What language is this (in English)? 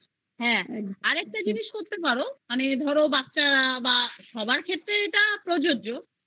Bangla